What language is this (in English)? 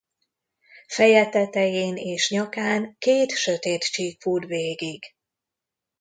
Hungarian